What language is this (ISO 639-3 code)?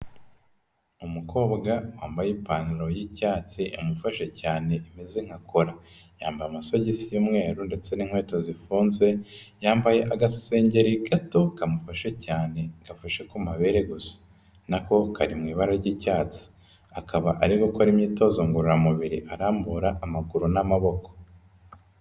kin